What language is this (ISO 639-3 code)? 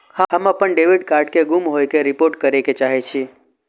mai